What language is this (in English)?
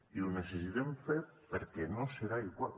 Catalan